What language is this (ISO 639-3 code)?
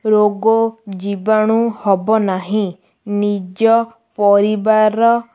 ori